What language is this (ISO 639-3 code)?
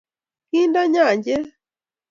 kln